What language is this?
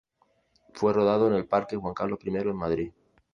Spanish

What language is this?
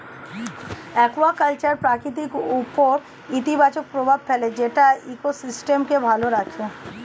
Bangla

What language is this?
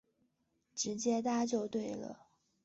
Chinese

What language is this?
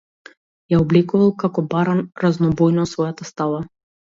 Macedonian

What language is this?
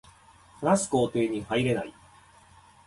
Japanese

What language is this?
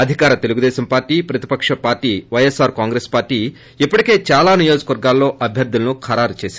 Telugu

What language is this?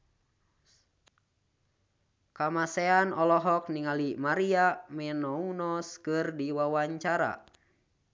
Sundanese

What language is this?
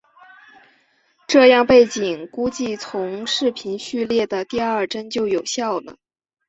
Chinese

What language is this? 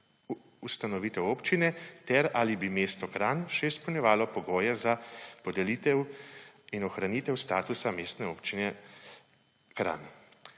Slovenian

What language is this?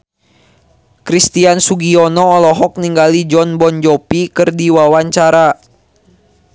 Sundanese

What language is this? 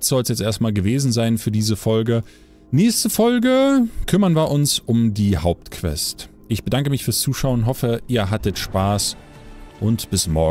German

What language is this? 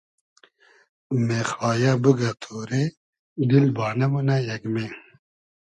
Hazaragi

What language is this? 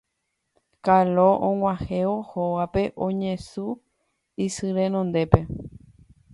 Guarani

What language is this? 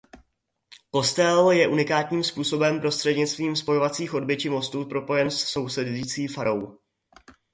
Czech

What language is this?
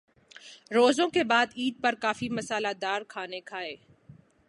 Urdu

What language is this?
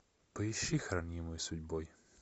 Russian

